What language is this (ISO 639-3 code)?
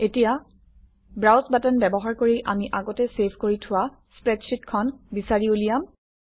asm